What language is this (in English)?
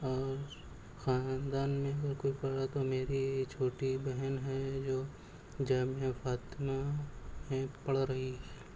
Urdu